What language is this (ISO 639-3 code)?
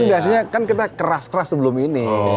ind